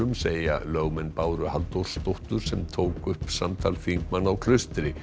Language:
Icelandic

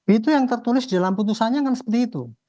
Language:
Indonesian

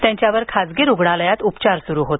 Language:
Marathi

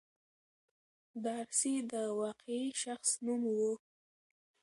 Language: Pashto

